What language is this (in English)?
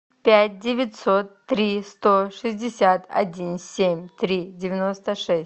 Russian